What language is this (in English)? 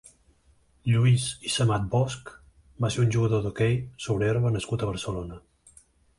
Catalan